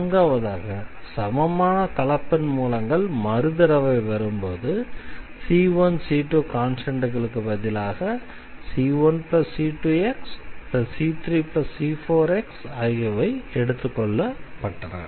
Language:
Tamil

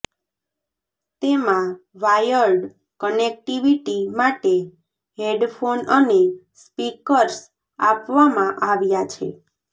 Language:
Gujarati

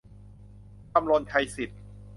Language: Thai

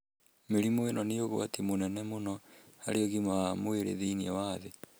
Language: Kikuyu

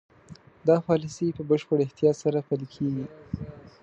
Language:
Pashto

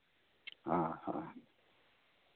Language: Santali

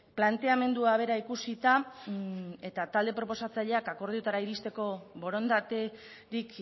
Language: Basque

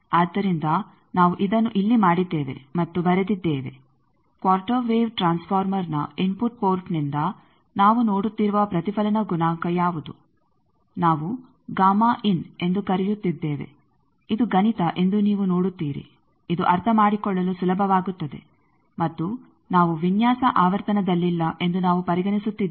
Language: Kannada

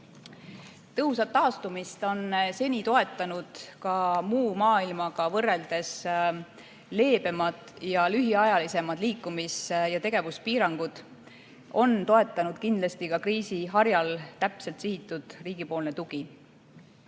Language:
Estonian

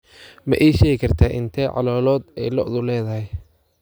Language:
Somali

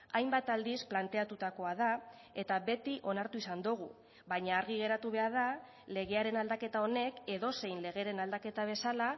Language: Basque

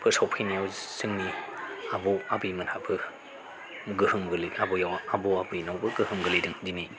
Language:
Bodo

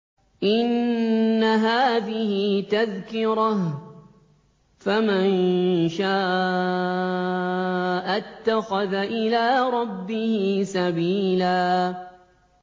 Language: Arabic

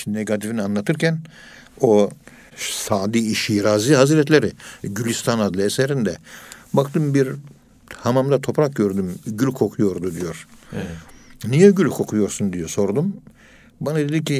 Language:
Turkish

